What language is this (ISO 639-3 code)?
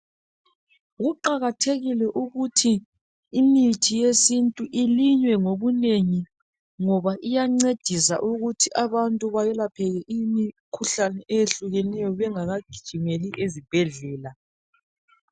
nde